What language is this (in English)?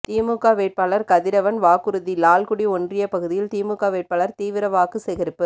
Tamil